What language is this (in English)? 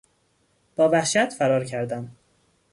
Persian